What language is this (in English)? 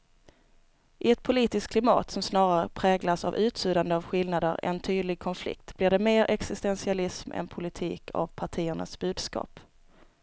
Swedish